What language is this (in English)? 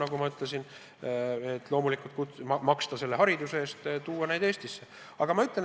Estonian